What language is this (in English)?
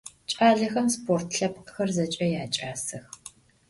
Adyghe